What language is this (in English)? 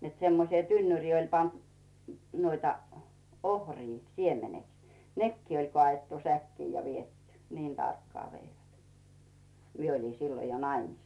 Finnish